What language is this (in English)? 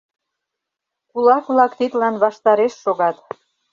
Mari